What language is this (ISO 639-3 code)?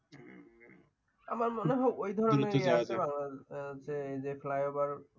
ben